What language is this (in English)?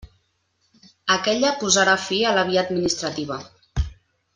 Catalan